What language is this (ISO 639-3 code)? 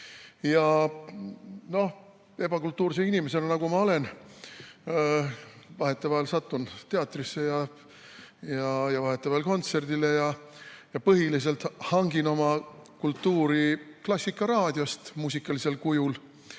est